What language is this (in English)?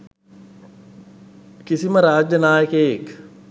Sinhala